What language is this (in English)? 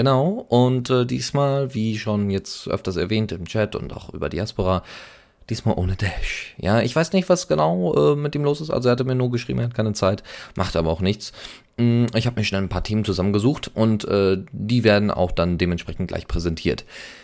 German